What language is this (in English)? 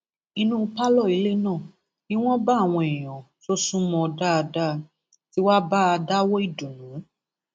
Yoruba